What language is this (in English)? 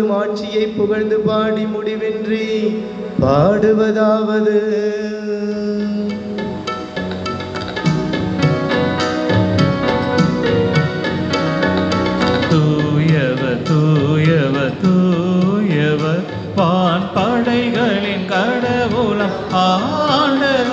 Hindi